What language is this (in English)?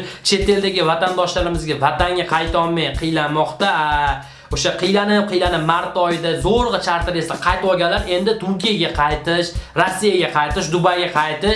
Russian